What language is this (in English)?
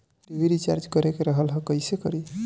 Bhojpuri